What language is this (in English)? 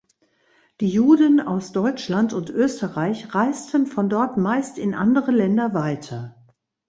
German